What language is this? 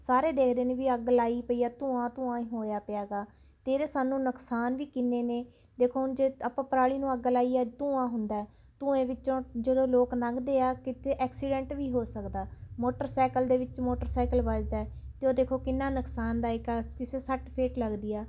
Punjabi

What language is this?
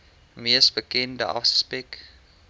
Afrikaans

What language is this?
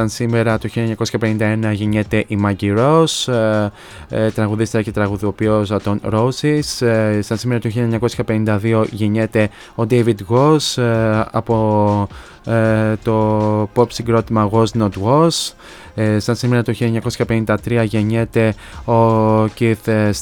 Greek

